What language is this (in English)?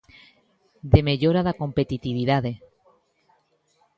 Galician